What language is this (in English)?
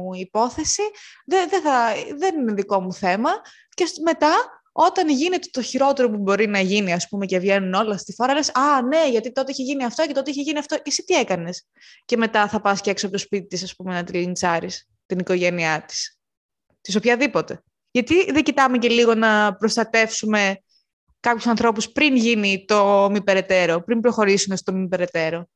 Greek